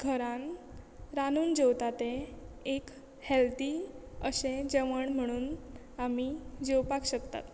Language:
Konkani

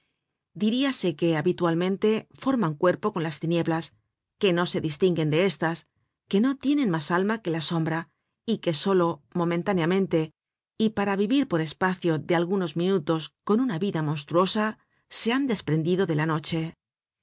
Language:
Spanish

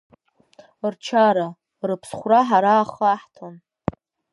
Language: Abkhazian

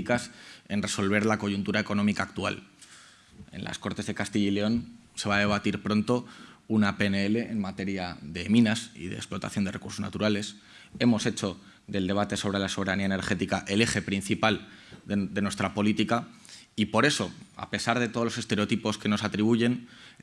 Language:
Spanish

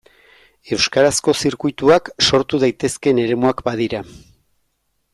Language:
Basque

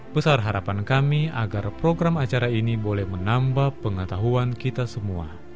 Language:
Indonesian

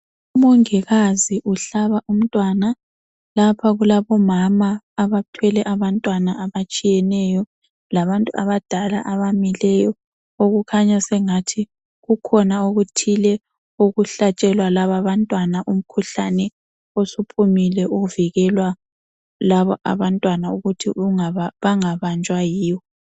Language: North Ndebele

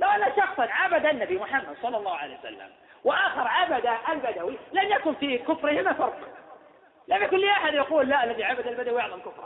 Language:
Arabic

